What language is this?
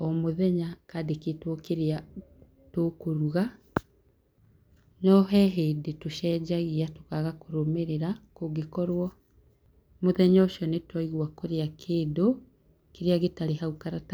Kikuyu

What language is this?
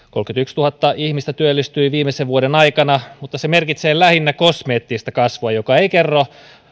Finnish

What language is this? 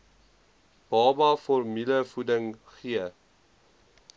Afrikaans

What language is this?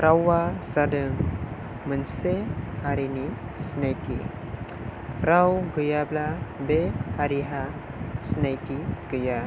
Bodo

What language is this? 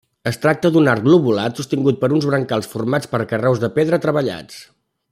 Catalan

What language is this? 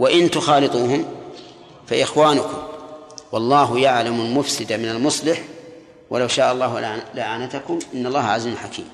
Arabic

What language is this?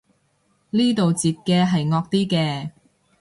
Cantonese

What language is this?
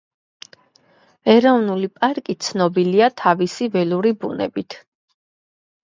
Georgian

